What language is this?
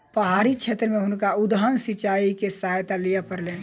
Maithili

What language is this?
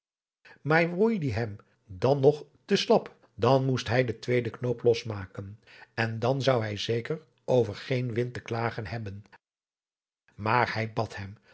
Dutch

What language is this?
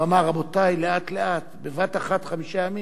Hebrew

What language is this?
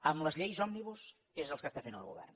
Catalan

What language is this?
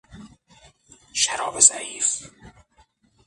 Persian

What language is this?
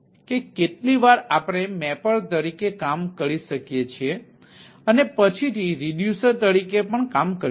Gujarati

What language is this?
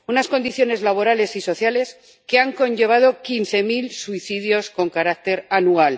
Spanish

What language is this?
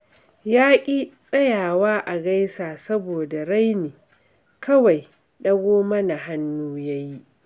Hausa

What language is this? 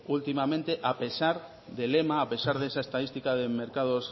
Spanish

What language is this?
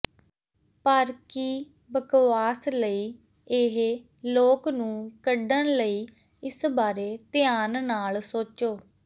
Punjabi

